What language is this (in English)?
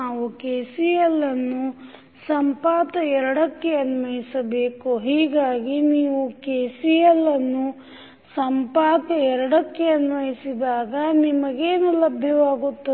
Kannada